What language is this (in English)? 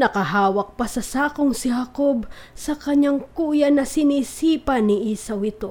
Filipino